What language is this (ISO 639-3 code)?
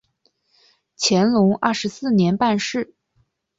zho